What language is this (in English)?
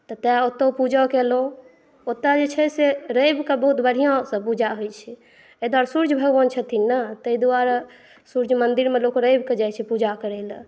Maithili